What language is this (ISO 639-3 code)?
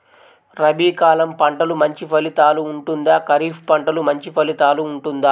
tel